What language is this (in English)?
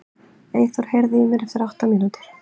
Icelandic